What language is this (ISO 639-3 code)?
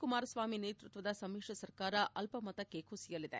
kan